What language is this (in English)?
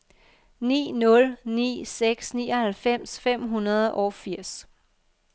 Danish